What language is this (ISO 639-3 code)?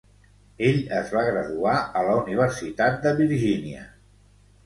cat